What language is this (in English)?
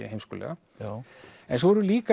Icelandic